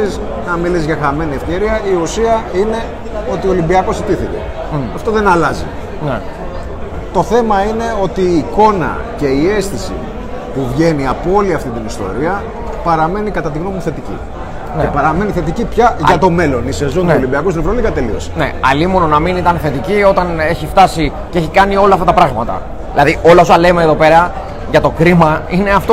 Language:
Greek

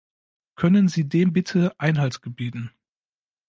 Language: German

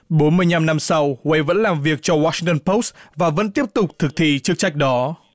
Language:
Vietnamese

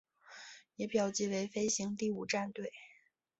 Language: Chinese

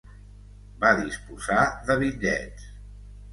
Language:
Catalan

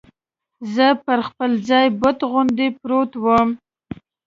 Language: Pashto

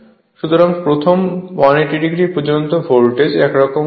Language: Bangla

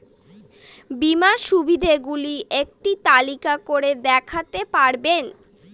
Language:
Bangla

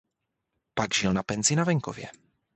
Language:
Czech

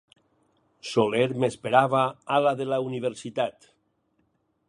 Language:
Catalan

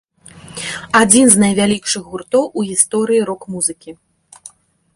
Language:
Belarusian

